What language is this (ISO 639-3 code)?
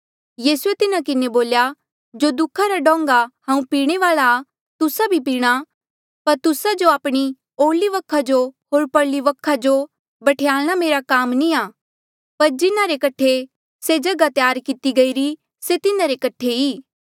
mjl